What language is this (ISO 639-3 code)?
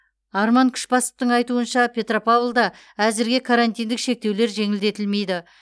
kaz